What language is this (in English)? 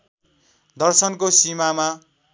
Nepali